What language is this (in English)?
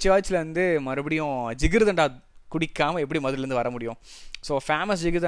Tamil